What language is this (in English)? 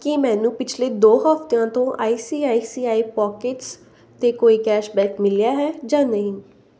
Punjabi